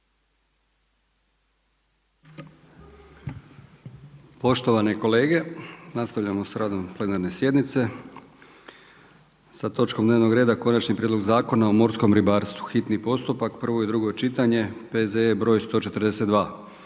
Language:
Croatian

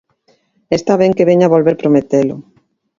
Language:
Galician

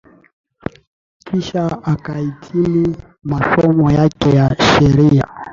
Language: Swahili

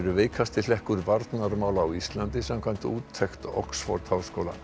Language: Icelandic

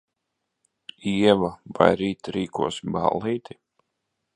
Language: Latvian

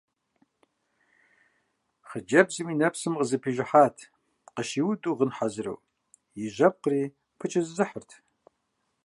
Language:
Kabardian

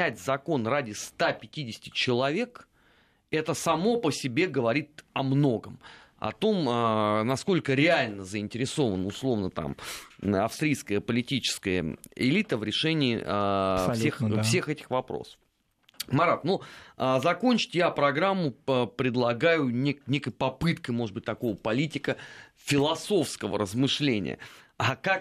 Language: Russian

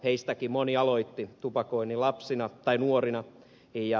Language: Finnish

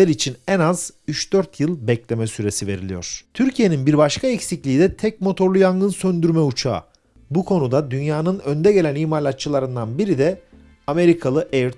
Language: Turkish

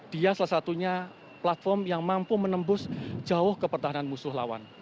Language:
Indonesian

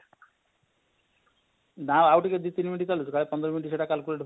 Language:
Odia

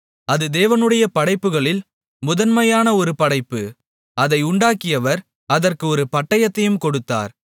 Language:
Tamil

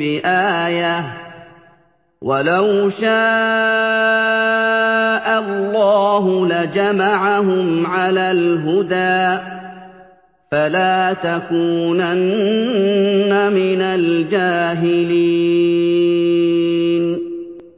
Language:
Arabic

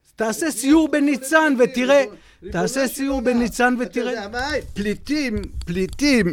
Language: Hebrew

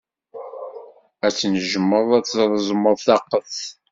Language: Kabyle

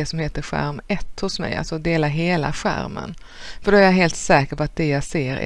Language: Swedish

